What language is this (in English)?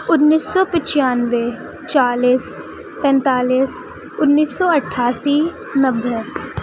Urdu